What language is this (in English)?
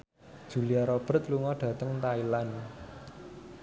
Javanese